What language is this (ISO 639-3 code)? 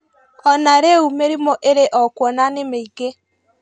kik